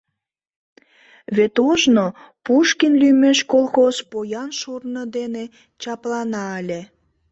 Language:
Mari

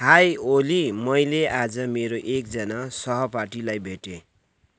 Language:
Nepali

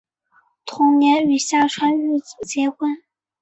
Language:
Chinese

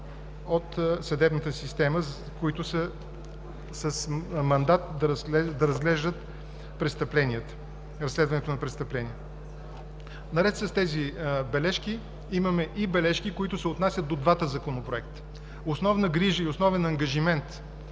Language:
Bulgarian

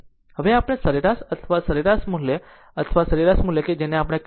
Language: Gujarati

